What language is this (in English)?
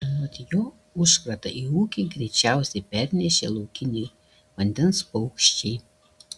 Lithuanian